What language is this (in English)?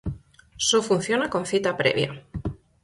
Galician